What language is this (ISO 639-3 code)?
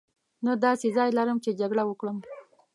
pus